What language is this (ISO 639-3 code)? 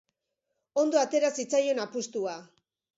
eus